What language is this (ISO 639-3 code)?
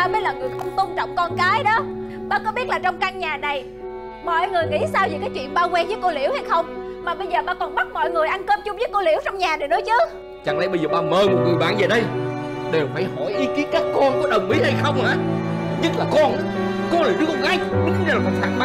vie